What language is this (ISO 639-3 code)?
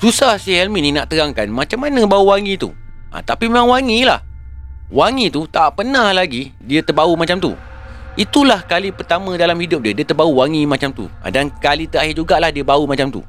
msa